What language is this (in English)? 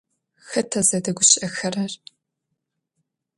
Adyghe